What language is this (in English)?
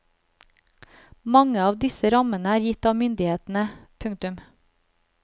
Norwegian